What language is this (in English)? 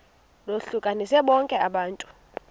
Xhosa